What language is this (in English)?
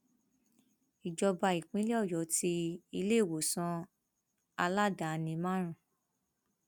Yoruba